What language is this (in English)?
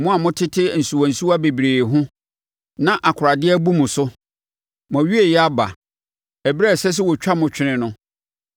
Akan